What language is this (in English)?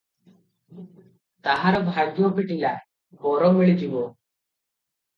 Odia